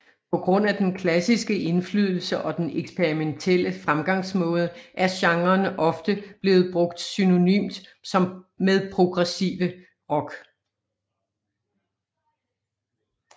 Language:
Danish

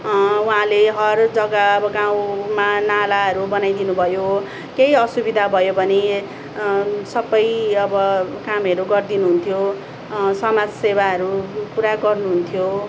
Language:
Nepali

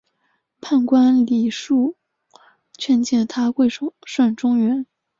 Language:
Chinese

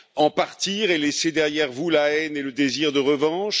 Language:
French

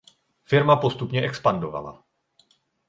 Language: Czech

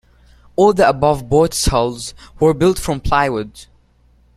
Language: English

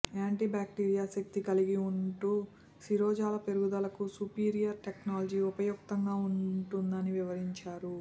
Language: Telugu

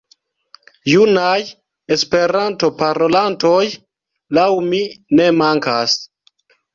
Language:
Esperanto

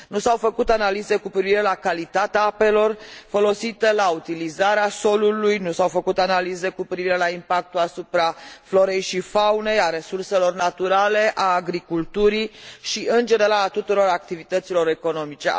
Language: Romanian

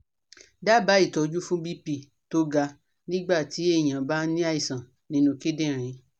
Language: Yoruba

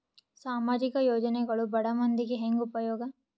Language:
Kannada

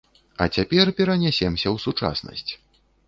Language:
Belarusian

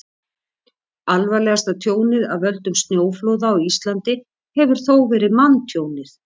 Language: Icelandic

